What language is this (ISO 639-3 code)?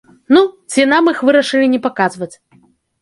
bel